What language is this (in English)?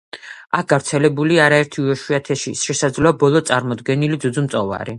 Georgian